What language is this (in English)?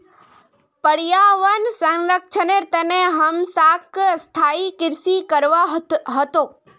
Magahi